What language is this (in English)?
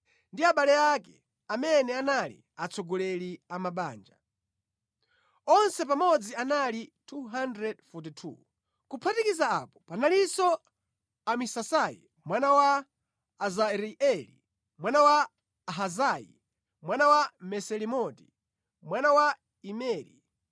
Nyanja